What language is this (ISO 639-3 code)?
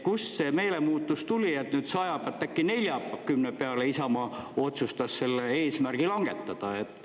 est